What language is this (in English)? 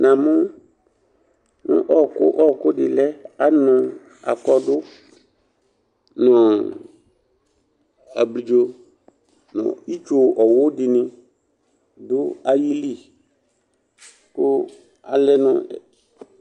Ikposo